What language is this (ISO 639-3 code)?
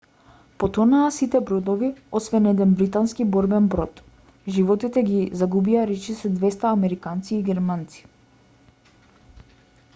mkd